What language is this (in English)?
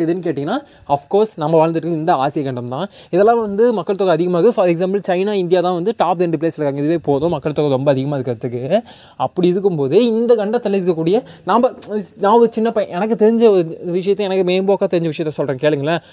Tamil